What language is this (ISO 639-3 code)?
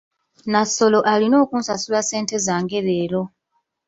lug